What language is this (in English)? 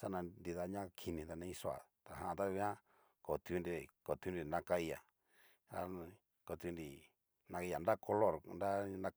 Cacaloxtepec Mixtec